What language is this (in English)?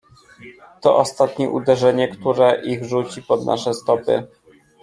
Polish